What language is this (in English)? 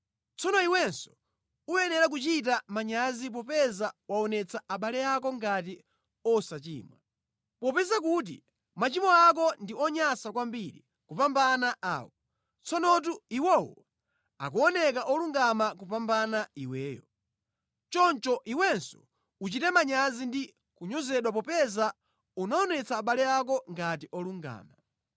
Nyanja